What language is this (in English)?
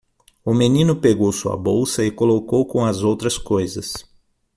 Portuguese